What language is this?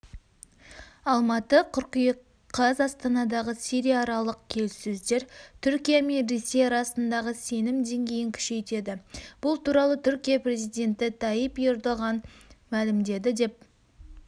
Kazakh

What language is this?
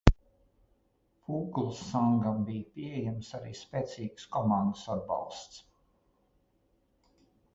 Latvian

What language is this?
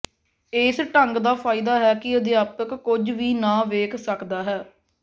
Punjabi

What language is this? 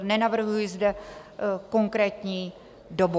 Czech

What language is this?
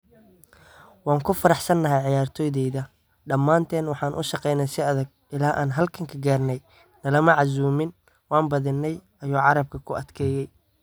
Somali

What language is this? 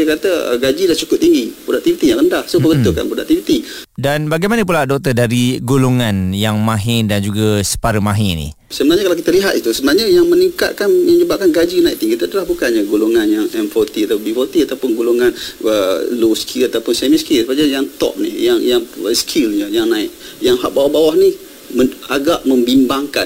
Malay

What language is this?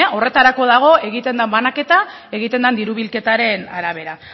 Basque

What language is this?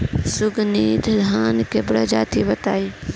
Bhojpuri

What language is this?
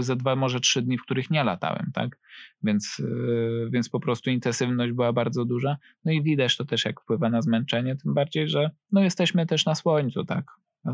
Polish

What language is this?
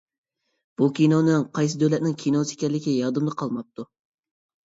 Uyghur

